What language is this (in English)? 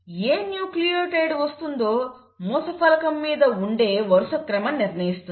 Telugu